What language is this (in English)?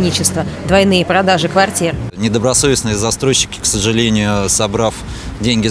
Russian